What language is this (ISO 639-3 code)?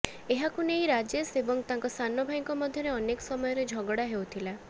ori